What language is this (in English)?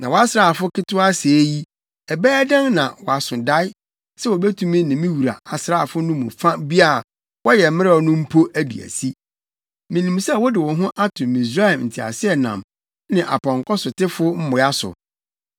Akan